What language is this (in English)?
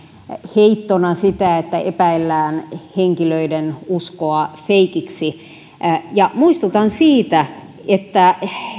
Finnish